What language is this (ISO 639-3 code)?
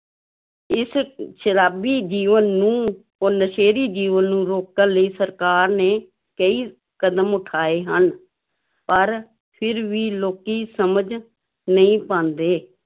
pan